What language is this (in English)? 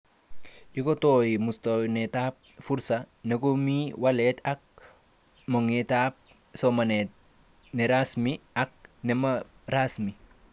Kalenjin